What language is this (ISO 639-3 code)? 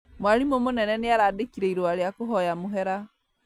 kik